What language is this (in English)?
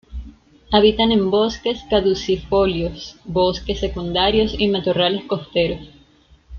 Spanish